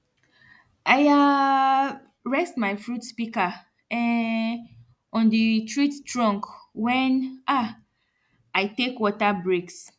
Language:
Nigerian Pidgin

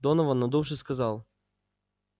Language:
Russian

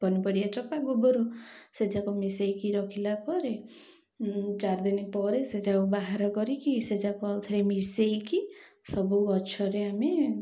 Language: Odia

